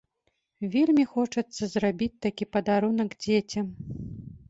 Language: Belarusian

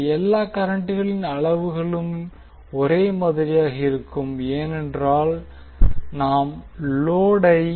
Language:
Tamil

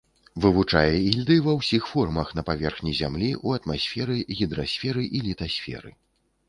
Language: Belarusian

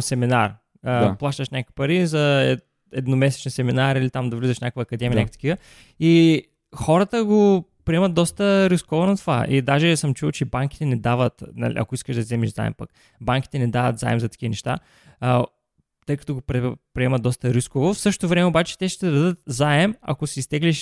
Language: Bulgarian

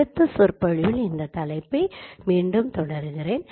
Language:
Tamil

